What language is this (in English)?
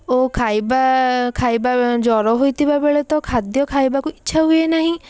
Odia